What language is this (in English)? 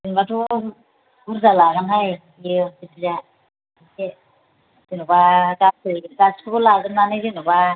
Bodo